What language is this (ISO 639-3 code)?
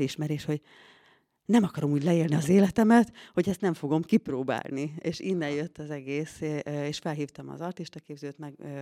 hun